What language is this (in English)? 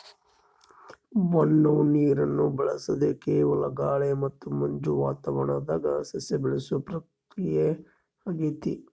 Kannada